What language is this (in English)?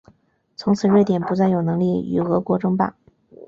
Chinese